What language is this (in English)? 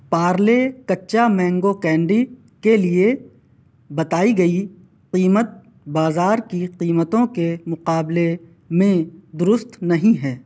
Urdu